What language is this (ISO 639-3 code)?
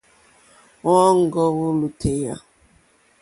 bri